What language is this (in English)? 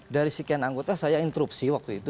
Indonesian